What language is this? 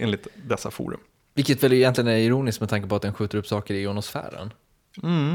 Swedish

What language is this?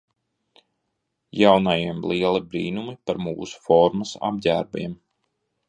Latvian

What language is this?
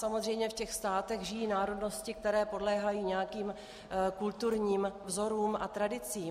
Czech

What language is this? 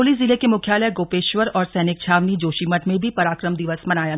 Hindi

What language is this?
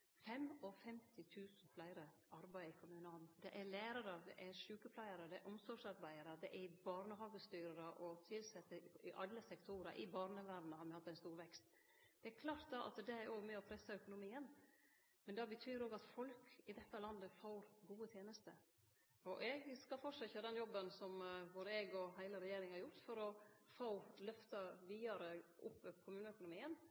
Norwegian Nynorsk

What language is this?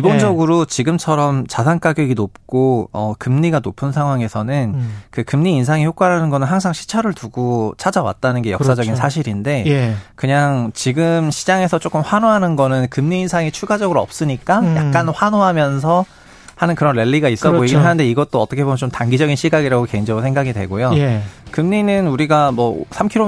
Korean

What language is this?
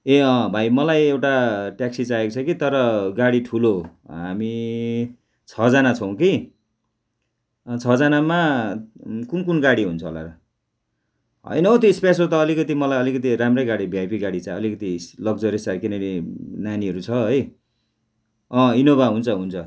Nepali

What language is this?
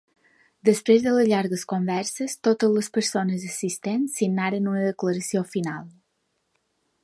Catalan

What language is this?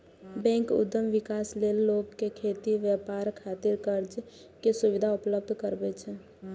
Maithili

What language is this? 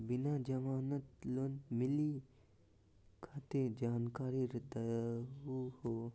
Magahi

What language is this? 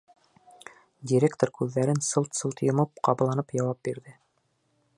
Bashkir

